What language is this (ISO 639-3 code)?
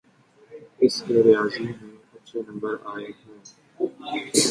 urd